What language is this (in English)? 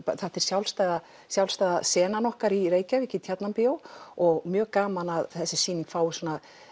Icelandic